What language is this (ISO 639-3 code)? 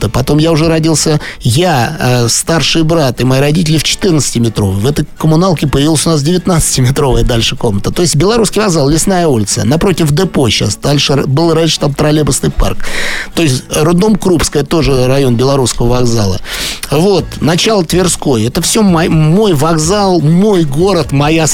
rus